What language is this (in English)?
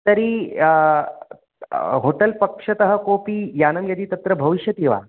Sanskrit